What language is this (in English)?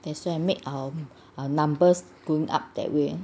English